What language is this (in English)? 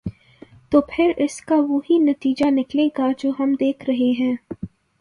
Urdu